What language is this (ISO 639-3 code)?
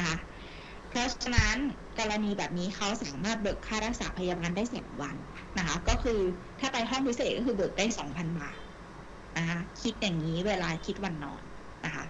tha